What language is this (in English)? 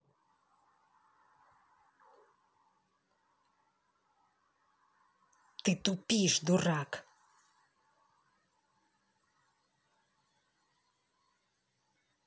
Russian